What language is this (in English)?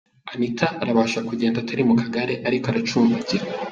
Kinyarwanda